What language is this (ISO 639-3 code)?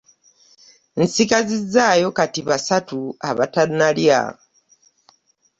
lug